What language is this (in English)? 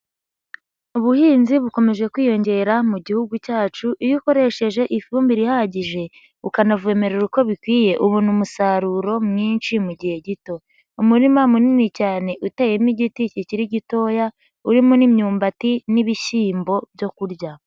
Kinyarwanda